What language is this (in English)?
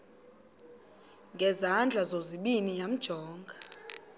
Xhosa